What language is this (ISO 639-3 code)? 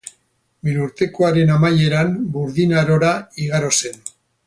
eus